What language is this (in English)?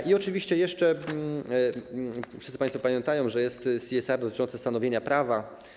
Polish